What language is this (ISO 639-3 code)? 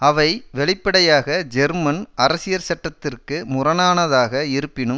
tam